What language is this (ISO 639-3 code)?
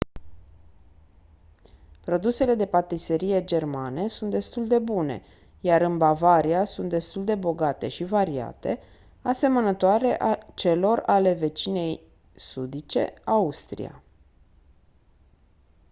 ron